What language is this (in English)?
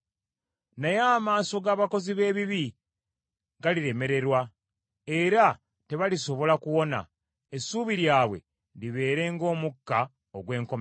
Ganda